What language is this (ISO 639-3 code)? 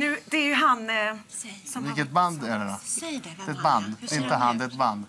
swe